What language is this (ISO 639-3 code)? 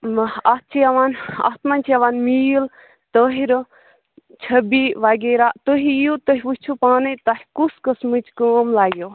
kas